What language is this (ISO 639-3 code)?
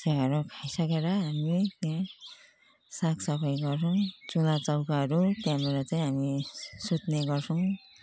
nep